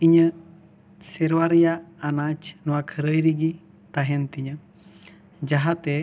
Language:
Santali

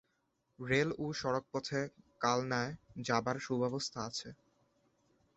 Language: Bangla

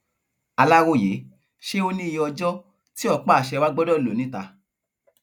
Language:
Yoruba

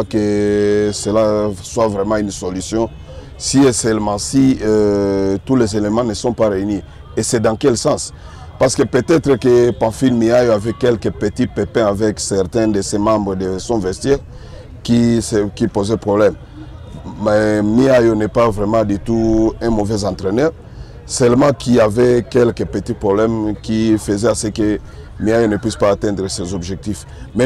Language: French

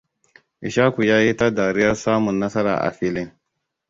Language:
Hausa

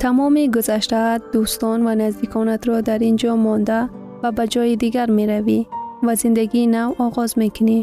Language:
Persian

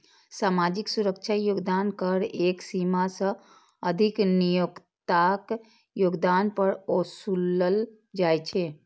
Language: Maithili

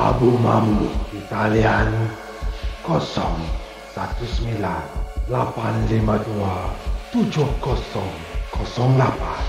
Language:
Malay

